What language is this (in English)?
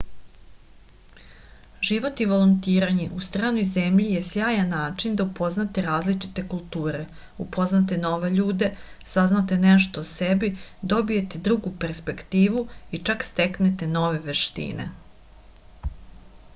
Serbian